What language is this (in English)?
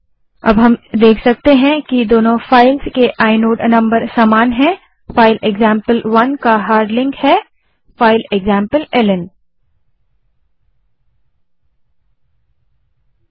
Hindi